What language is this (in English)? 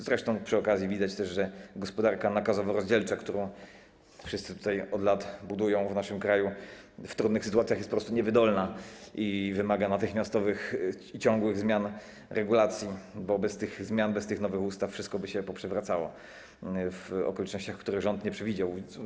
Polish